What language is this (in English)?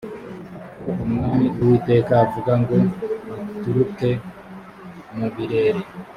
Kinyarwanda